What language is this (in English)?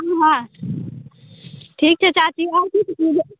Maithili